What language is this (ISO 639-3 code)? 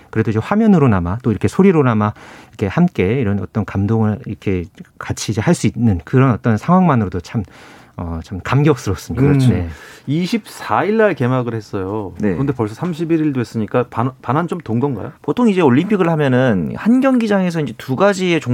kor